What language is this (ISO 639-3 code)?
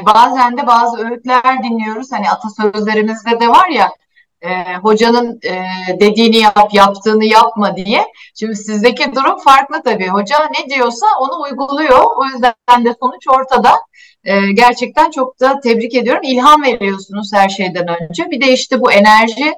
tur